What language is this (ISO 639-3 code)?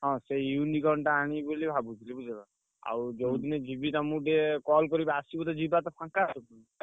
ori